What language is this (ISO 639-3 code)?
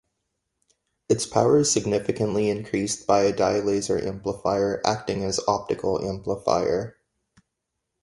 eng